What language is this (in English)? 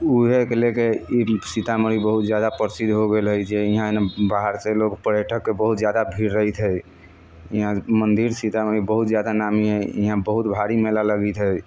Maithili